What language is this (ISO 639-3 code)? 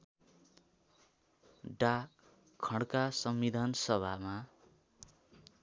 nep